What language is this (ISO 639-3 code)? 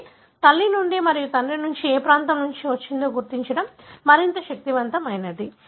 tel